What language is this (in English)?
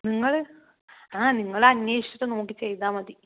Malayalam